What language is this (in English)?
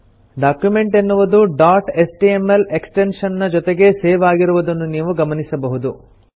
Kannada